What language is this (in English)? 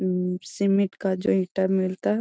Magahi